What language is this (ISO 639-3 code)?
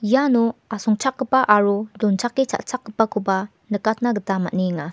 grt